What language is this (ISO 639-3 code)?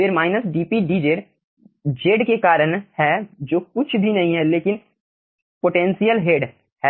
hin